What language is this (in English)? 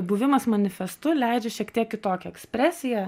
Lithuanian